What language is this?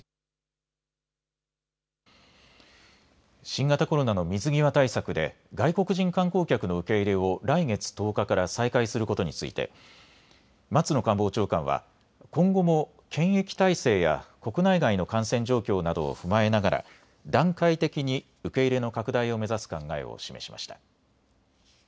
Japanese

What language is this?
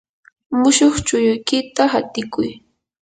Yanahuanca Pasco Quechua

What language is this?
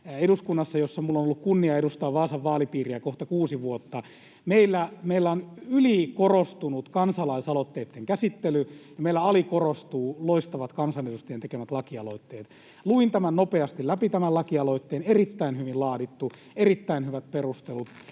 Finnish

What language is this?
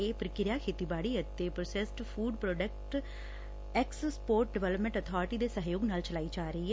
Punjabi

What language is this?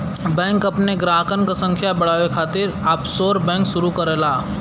Bhojpuri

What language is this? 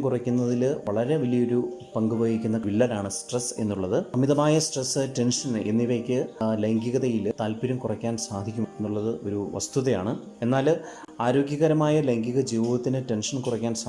Malayalam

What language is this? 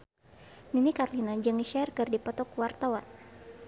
Sundanese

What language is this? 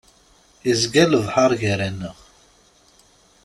Kabyle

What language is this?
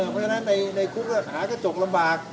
Thai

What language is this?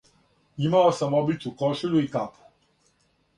Serbian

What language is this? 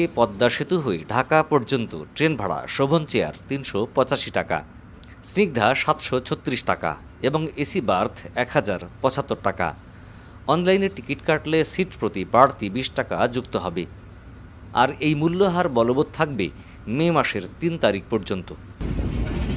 Bangla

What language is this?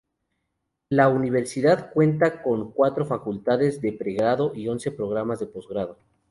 Spanish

